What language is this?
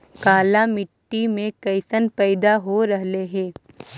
Magahi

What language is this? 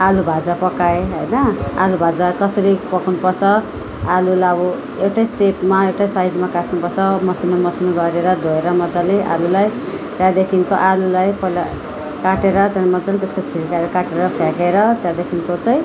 Nepali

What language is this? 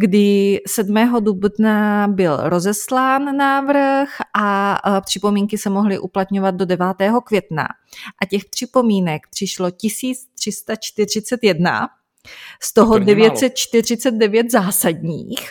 Czech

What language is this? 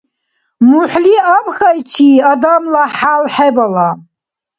Dargwa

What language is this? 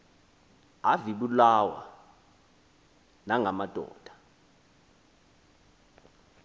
Xhosa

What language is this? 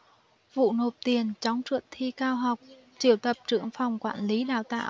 Vietnamese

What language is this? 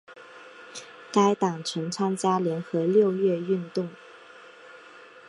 Chinese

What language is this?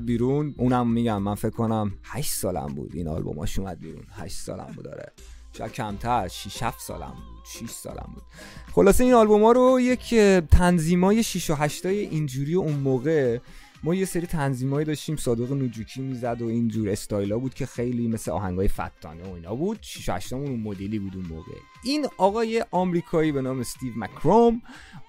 Persian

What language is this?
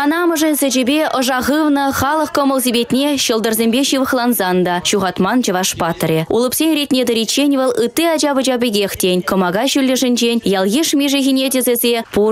Russian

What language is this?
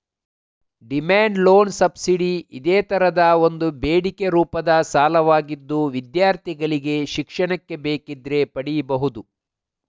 Kannada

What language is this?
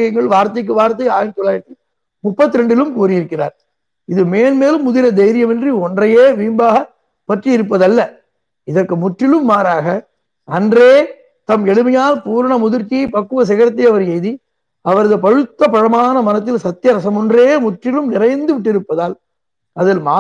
Tamil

